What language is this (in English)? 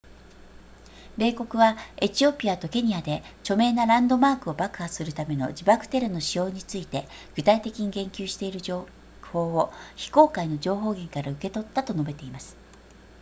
Japanese